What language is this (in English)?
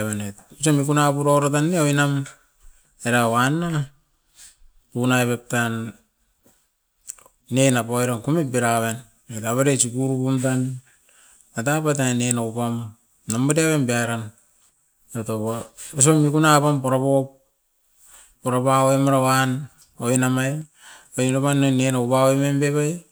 Askopan